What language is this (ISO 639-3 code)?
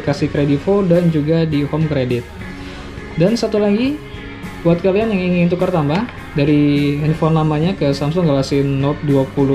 ind